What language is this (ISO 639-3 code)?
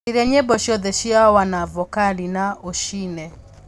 kik